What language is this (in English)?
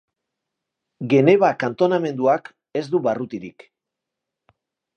Basque